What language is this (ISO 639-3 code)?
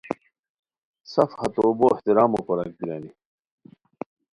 khw